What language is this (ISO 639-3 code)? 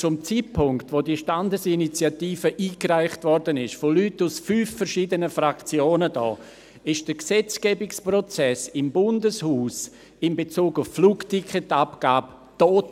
gsw